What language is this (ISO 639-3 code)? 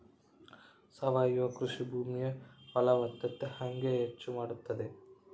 kan